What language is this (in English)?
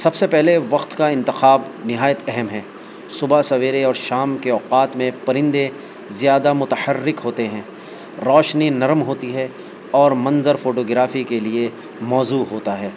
Urdu